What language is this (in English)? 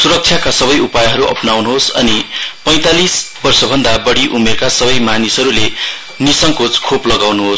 Nepali